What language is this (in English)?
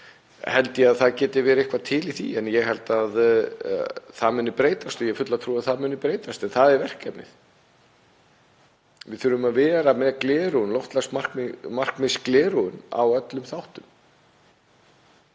Icelandic